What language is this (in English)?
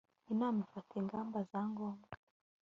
Kinyarwanda